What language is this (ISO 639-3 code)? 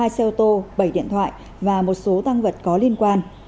vie